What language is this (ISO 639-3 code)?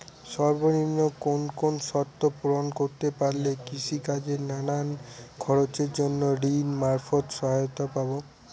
ben